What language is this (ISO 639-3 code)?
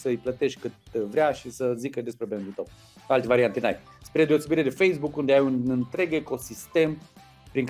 ron